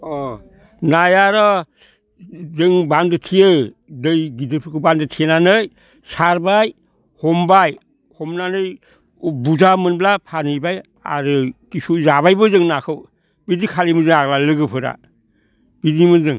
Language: Bodo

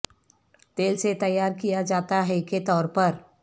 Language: Urdu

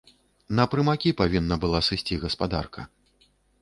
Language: Belarusian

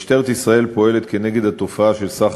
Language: Hebrew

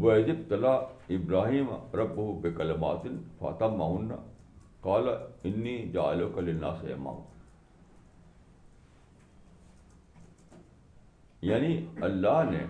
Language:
Urdu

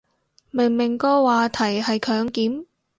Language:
Cantonese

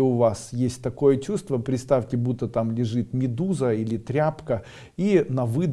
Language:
Russian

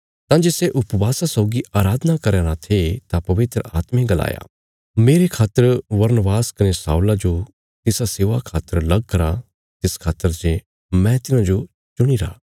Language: Bilaspuri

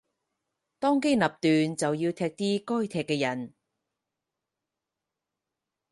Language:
Cantonese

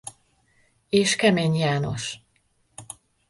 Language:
Hungarian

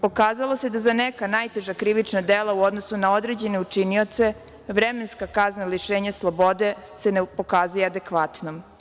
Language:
Serbian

